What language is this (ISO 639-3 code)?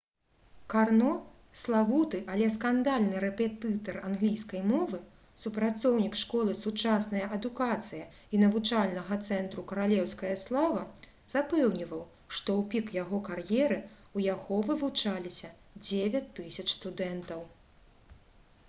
bel